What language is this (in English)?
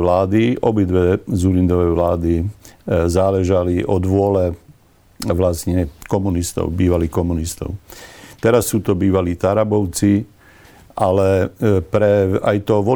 Slovak